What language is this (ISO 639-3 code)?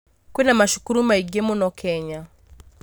kik